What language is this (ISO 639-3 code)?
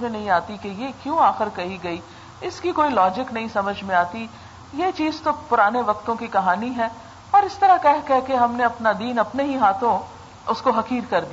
urd